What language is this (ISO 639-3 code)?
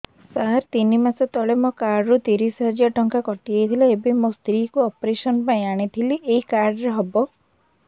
ori